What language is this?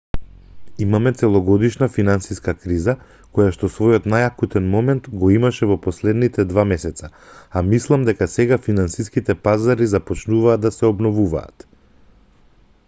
Macedonian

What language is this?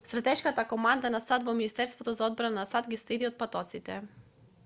Macedonian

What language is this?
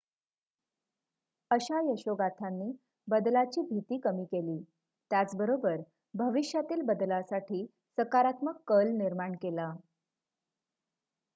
Marathi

